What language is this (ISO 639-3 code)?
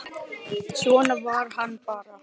isl